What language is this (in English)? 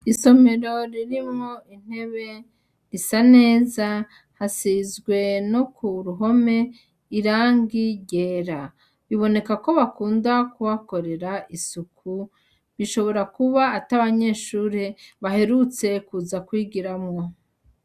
Rundi